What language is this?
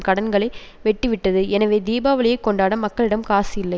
Tamil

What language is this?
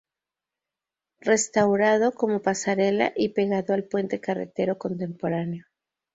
Spanish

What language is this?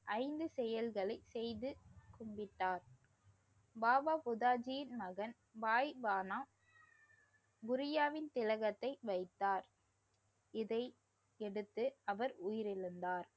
Tamil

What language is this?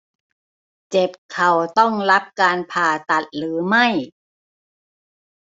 Thai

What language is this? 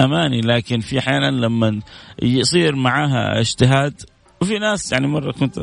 Arabic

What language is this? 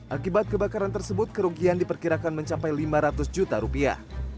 Indonesian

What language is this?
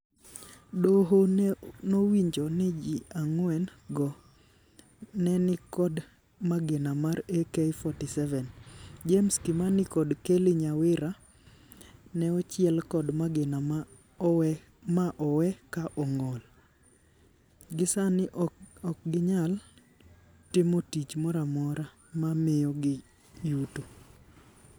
Luo (Kenya and Tanzania)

